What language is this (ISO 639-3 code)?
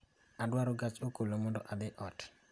luo